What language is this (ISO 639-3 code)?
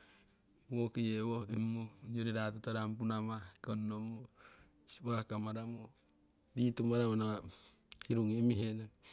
siw